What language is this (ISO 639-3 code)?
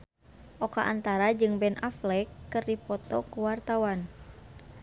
sun